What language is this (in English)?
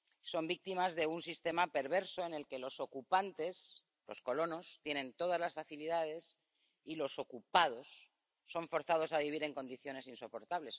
Spanish